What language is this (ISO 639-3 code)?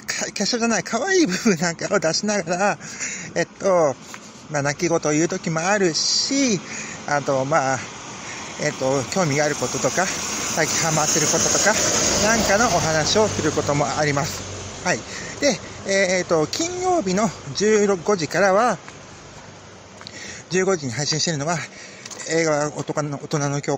jpn